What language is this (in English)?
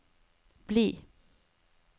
Norwegian